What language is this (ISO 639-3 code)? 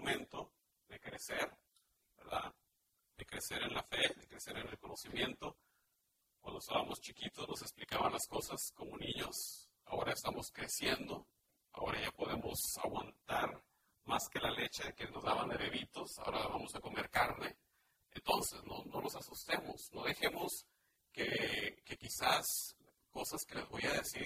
spa